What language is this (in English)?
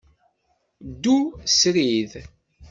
Kabyle